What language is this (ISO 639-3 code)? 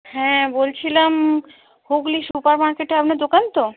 ben